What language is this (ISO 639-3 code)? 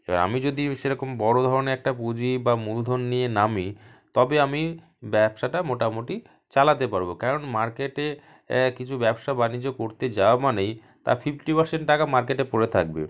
ben